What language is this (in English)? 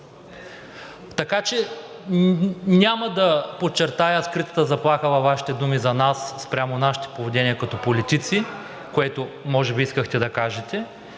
Bulgarian